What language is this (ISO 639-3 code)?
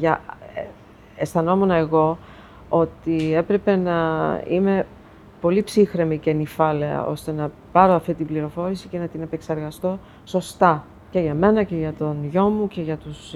ell